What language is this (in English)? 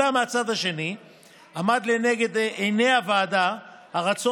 Hebrew